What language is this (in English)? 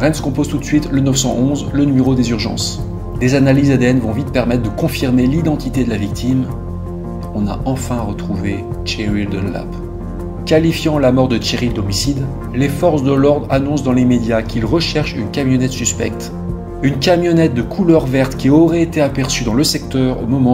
French